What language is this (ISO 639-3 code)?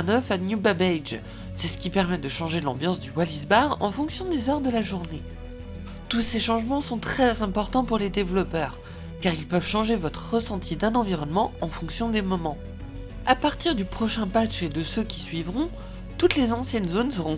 fra